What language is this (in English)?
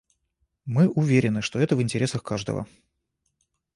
Russian